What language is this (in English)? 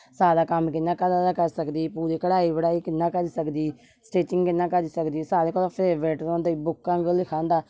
Dogri